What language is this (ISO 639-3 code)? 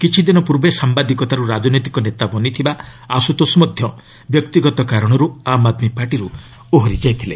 ori